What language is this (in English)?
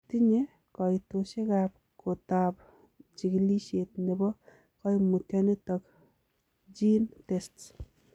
Kalenjin